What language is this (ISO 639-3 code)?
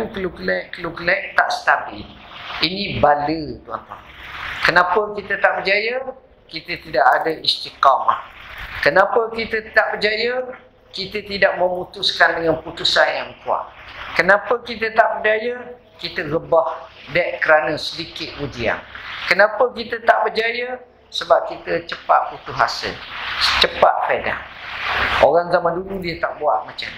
msa